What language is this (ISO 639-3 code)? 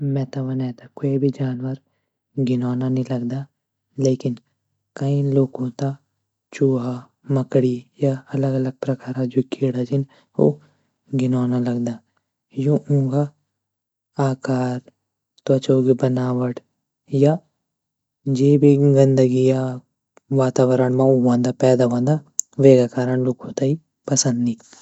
gbm